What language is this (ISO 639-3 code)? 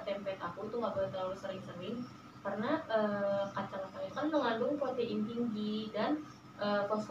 ind